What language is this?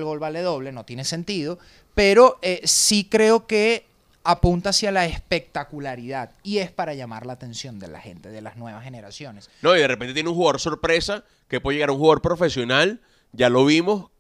Spanish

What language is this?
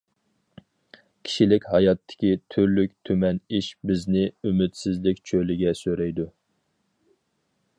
Uyghur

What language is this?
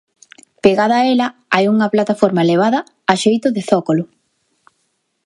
Galician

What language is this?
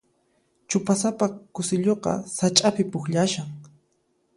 Puno Quechua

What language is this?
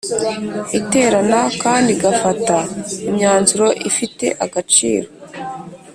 Kinyarwanda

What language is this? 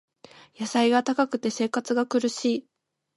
Japanese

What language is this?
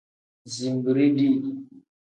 Tem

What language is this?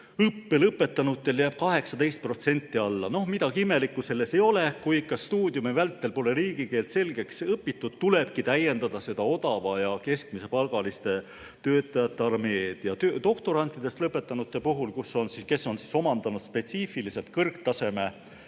Estonian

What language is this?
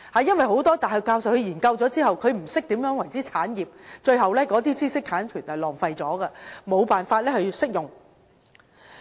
Cantonese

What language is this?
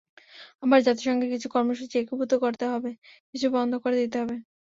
Bangla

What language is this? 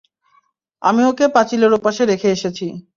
Bangla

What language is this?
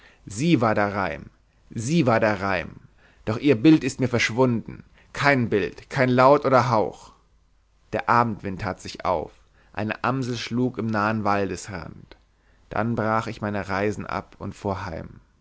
German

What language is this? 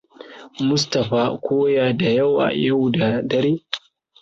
Hausa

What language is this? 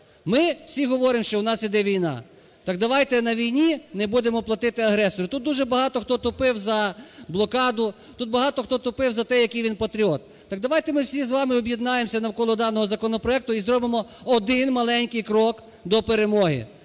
Ukrainian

